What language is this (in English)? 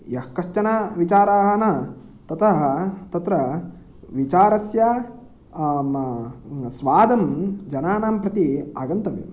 Sanskrit